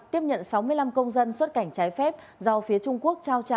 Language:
Vietnamese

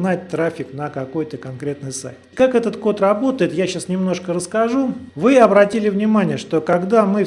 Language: Russian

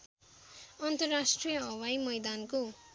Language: Nepali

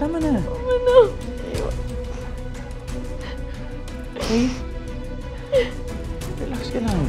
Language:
Filipino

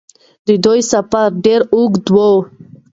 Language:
Pashto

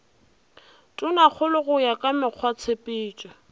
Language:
Northern Sotho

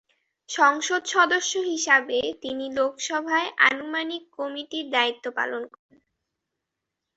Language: Bangla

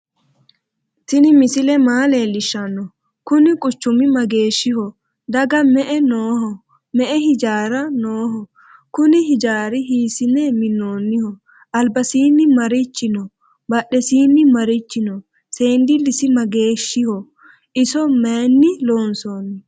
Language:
Sidamo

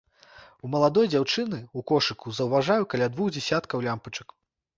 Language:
Belarusian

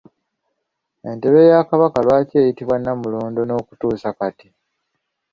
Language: Ganda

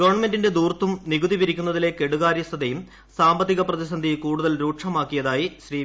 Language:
Malayalam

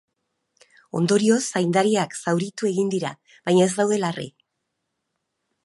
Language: Basque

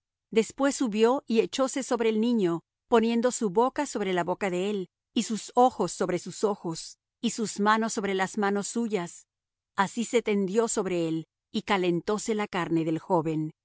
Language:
Spanish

